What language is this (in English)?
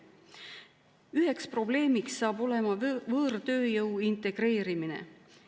Estonian